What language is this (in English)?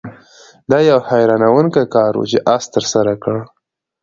Pashto